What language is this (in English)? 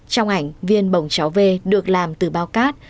Vietnamese